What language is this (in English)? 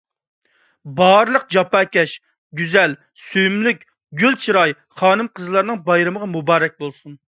Uyghur